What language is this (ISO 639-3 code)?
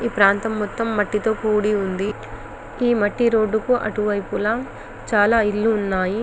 tel